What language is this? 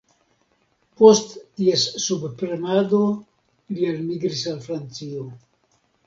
Esperanto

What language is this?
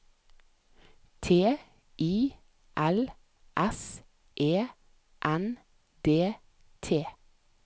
Norwegian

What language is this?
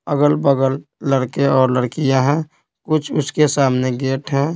Hindi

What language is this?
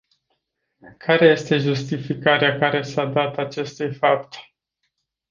Romanian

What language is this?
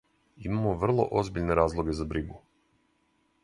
Serbian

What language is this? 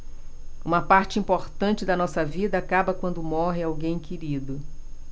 Portuguese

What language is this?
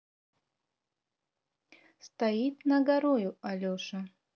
Russian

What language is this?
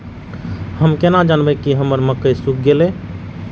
Maithili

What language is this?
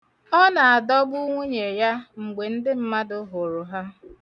Igbo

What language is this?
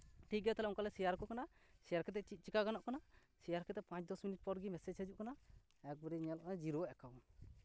Santali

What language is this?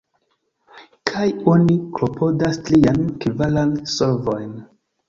Esperanto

